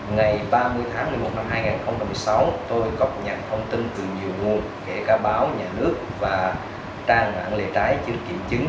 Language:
Vietnamese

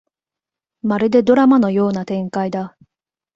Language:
Japanese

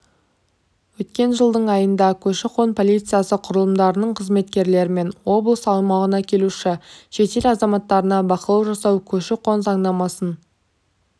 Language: Kazakh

